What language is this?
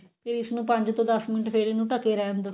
Punjabi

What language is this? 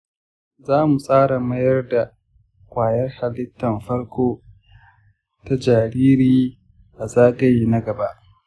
Hausa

